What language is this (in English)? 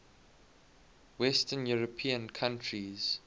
English